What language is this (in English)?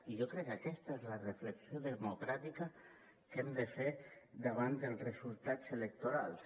Catalan